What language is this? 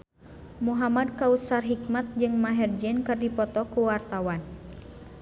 Sundanese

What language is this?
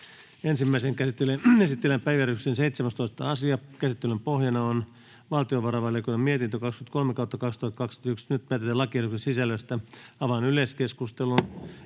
Finnish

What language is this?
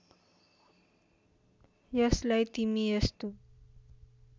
Nepali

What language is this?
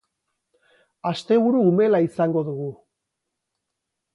Basque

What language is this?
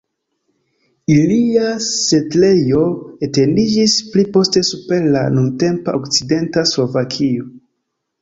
Esperanto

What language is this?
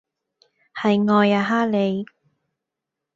Cantonese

